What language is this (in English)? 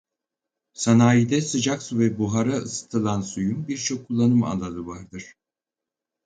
Turkish